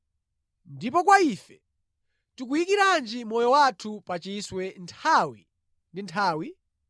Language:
Nyanja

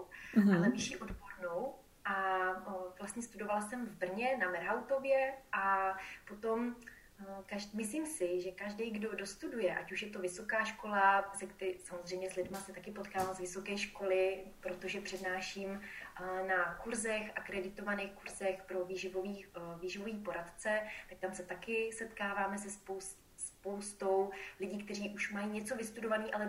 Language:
Czech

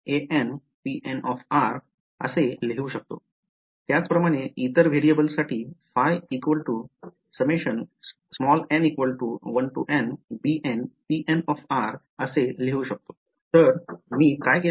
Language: Marathi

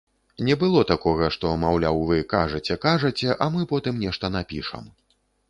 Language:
Belarusian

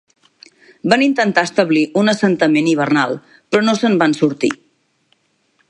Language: Catalan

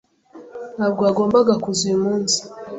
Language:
Kinyarwanda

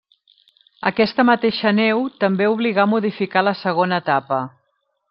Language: Catalan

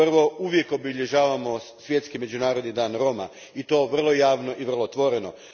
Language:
Croatian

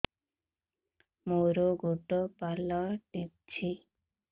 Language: Odia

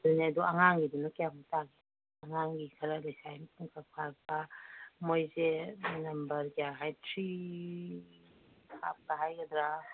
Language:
Manipuri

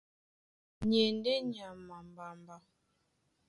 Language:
Duala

